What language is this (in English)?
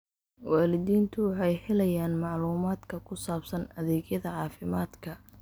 Somali